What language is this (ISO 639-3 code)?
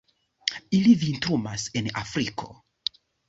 epo